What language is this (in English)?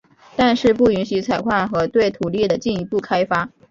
Chinese